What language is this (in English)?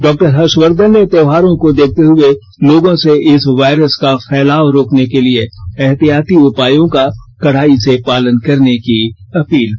Hindi